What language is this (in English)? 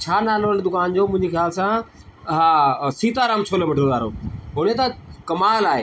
Sindhi